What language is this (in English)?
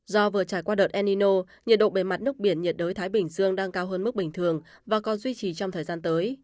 Vietnamese